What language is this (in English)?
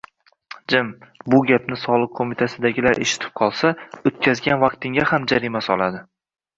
Uzbek